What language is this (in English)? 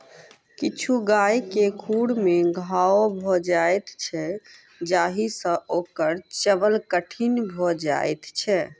Maithili